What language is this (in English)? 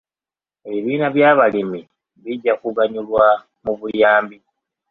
Ganda